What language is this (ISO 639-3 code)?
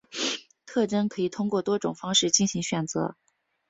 zho